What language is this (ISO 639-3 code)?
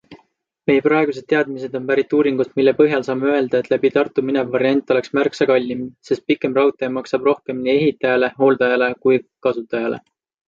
est